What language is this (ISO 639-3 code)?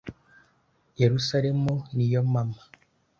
kin